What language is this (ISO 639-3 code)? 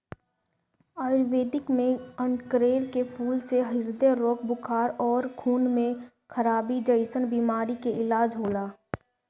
bho